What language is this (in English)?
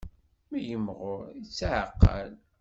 Kabyle